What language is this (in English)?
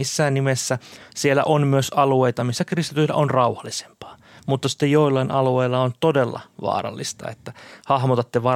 Finnish